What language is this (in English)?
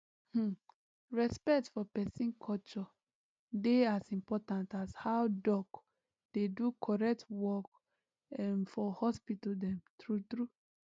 Nigerian Pidgin